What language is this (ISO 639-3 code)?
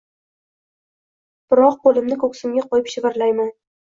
uzb